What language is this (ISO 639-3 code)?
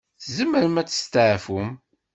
kab